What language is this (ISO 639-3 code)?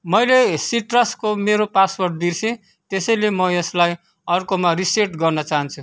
nep